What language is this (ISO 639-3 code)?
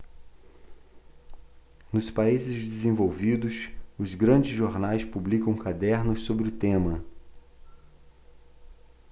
por